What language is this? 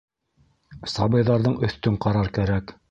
Bashkir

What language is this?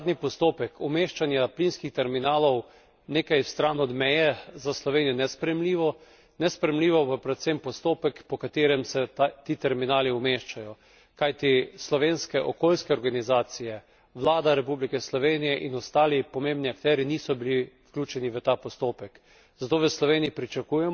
Slovenian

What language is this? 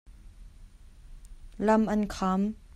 Hakha Chin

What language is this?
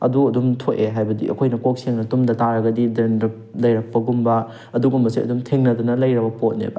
Manipuri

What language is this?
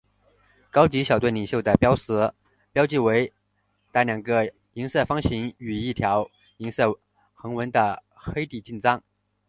Chinese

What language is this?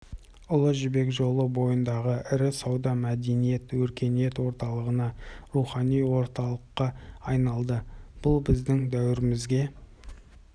Kazakh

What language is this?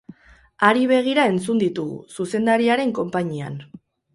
Basque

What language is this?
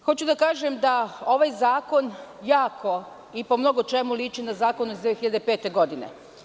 Serbian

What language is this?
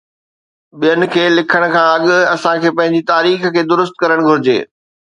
Sindhi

